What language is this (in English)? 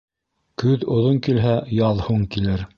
Bashkir